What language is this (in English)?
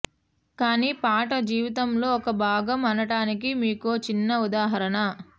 Telugu